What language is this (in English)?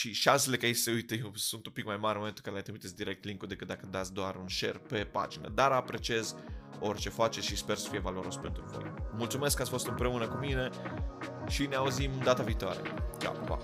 Romanian